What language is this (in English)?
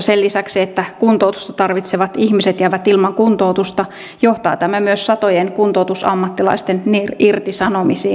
Finnish